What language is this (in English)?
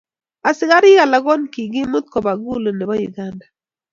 Kalenjin